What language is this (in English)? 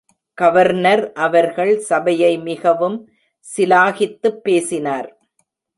Tamil